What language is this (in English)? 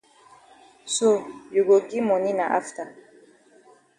Cameroon Pidgin